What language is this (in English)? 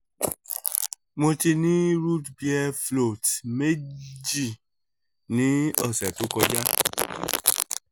Yoruba